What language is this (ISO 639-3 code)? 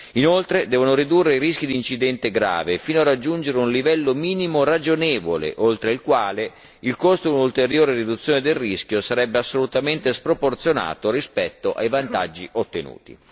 ita